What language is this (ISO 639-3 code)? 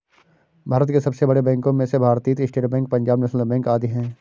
hin